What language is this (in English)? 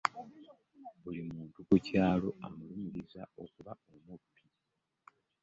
Ganda